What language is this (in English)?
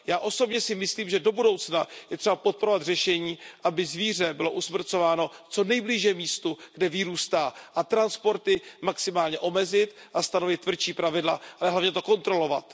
Czech